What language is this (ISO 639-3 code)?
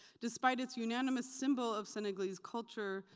eng